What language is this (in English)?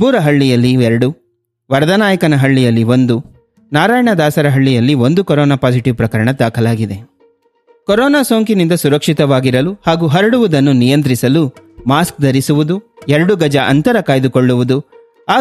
Kannada